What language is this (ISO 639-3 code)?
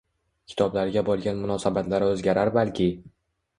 uzb